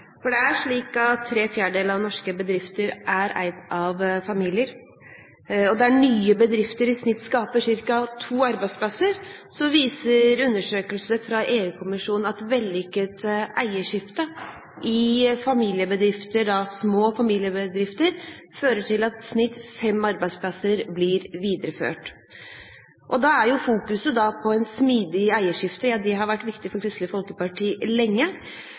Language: Norwegian Bokmål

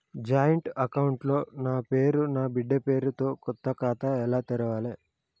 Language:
Telugu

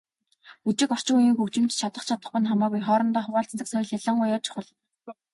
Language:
Mongolian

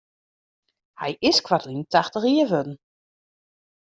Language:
Western Frisian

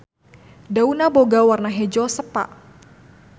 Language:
Sundanese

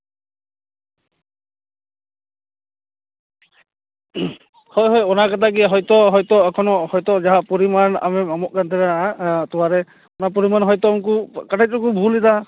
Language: Santali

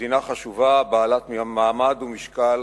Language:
Hebrew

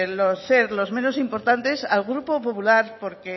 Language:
Spanish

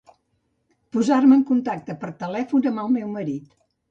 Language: Catalan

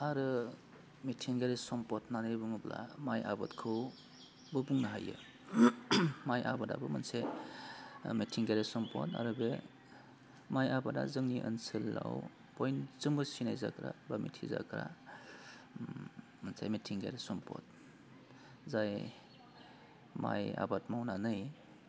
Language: Bodo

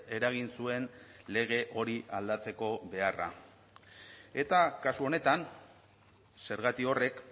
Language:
Basque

